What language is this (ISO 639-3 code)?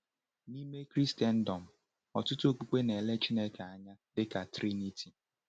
ibo